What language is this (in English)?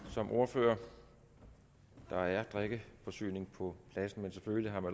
Danish